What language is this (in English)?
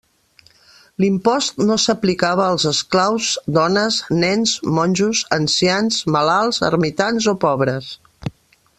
Catalan